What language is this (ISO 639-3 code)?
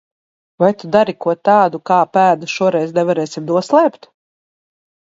lav